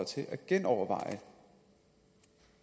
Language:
Danish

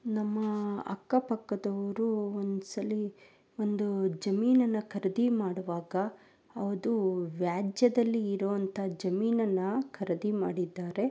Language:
Kannada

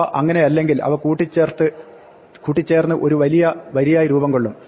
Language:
Malayalam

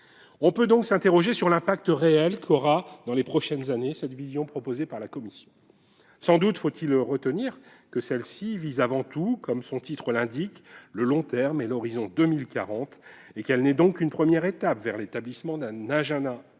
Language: French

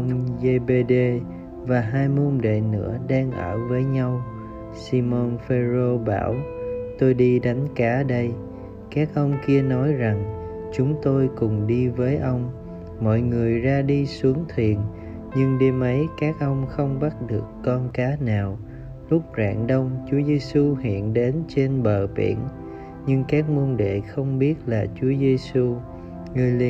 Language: Vietnamese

